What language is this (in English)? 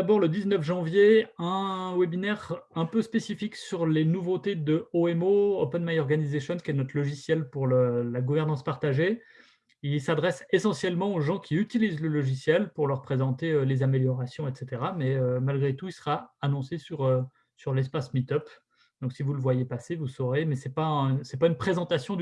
French